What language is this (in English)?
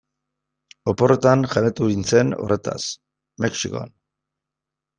Basque